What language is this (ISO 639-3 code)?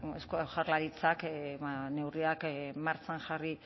eus